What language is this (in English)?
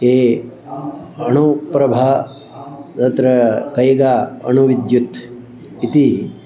Sanskrit